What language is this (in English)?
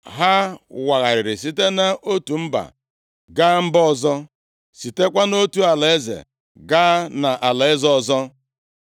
Igbo